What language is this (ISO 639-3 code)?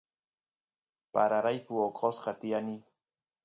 qus